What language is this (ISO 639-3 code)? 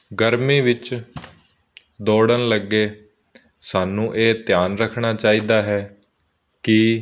pan